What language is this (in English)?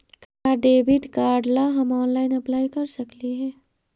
Magahi